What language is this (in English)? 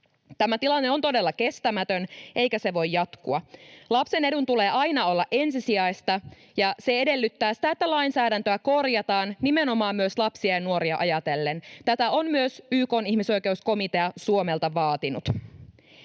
Finnish